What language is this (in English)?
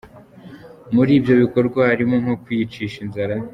Kinyarwanda